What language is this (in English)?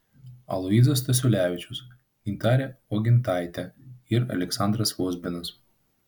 Lithuanian